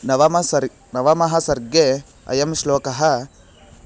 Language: Sanskrit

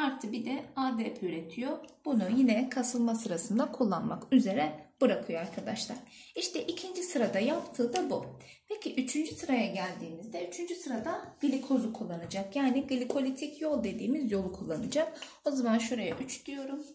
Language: Turkish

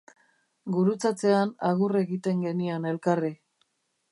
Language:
Basque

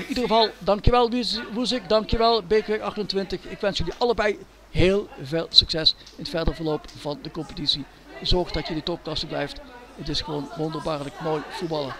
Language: Dutch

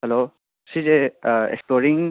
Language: Manipuri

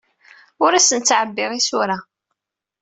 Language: Kabyle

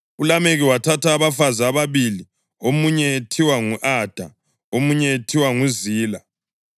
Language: North Ndebele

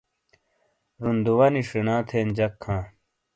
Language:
Shina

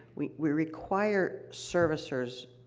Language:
English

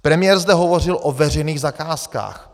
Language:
Czech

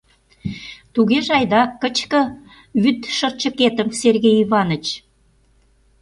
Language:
Mari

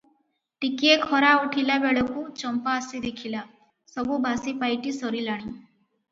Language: Odia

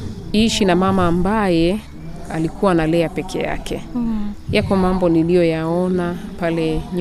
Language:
Swahili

